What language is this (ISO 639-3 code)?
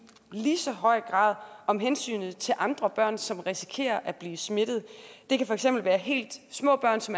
dan